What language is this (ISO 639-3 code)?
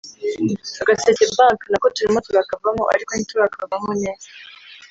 kin